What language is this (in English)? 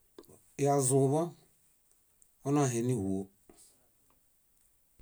Bayot